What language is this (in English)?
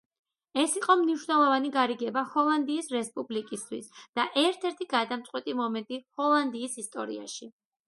Georgian